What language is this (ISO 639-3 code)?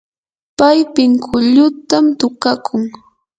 qur